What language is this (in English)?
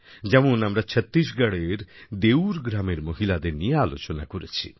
Bangla